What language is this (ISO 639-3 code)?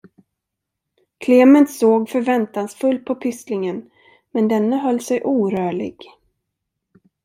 swe